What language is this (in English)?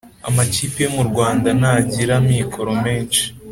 Kinyarwanda